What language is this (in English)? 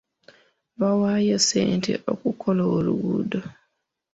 Ganda